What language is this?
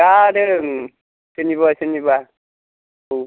Bodo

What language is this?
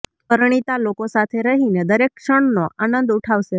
Gujarati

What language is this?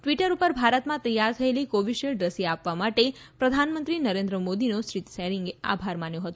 Gujarati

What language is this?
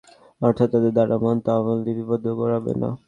Bangla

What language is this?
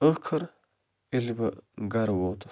Kashmiri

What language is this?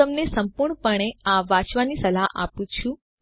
Gujarati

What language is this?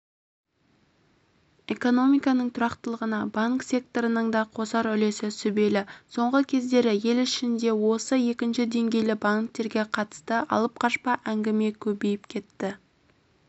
Kazakh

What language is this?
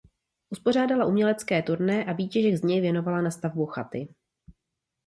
Czech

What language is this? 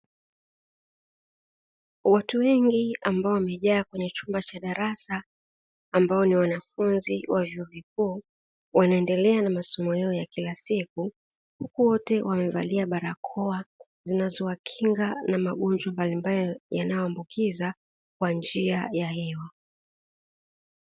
Swahili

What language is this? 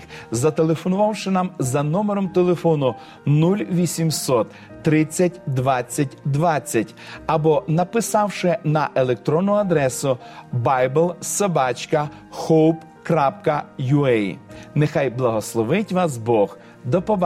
Ukrainian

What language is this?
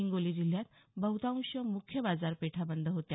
Marathi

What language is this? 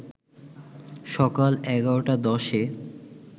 Bangla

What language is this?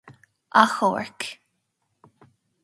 Irish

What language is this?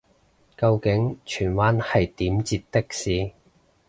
Cantonese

